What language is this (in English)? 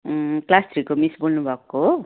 Nepali